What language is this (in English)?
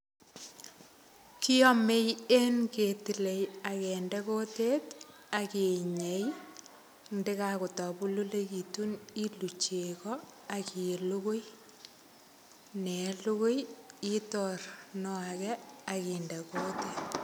Kalenjin